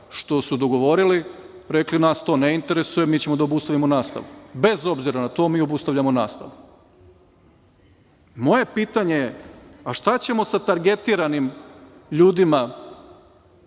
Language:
Serbian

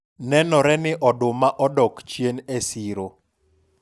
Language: Luo (Kenya and Tanzania)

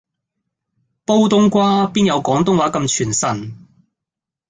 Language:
Cantonese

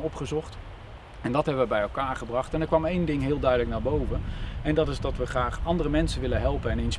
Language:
Dutch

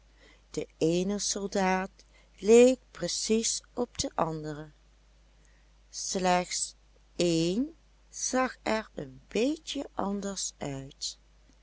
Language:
Dutch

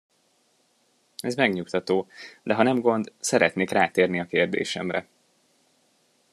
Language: Hungarian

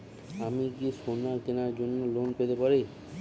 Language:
Bangla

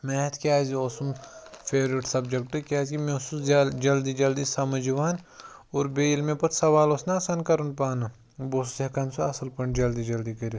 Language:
Kashmiri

